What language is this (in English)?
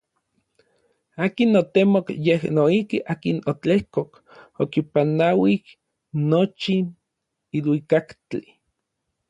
Orizaba Nahuatl